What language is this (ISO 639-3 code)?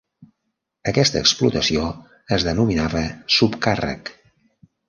cat